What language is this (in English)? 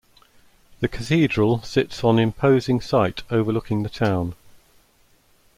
English